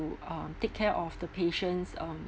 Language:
English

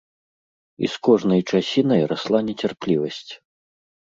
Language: Belarusian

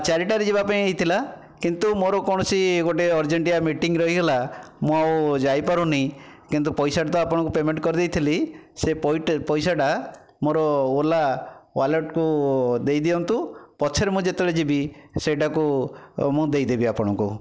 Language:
Odia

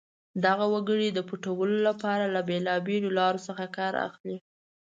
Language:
Pashto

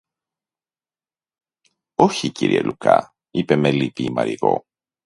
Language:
Greek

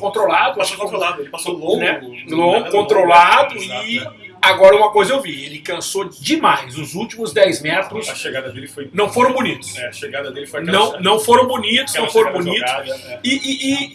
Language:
Portuguese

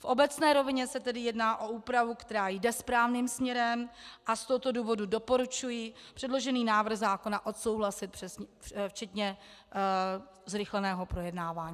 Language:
Czech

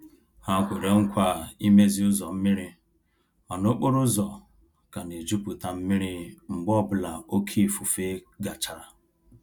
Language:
Igbo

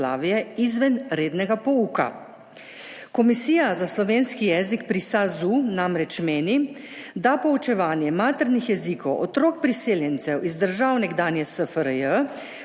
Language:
Slovenian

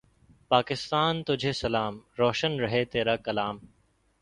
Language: Urdu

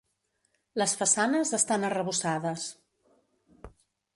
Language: Catalan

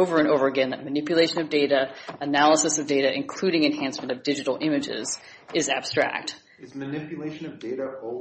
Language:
English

